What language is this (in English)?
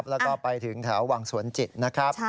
Thai